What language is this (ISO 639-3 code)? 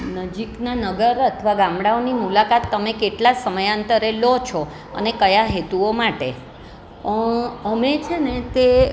guj